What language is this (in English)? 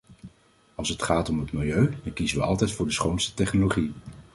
Dutch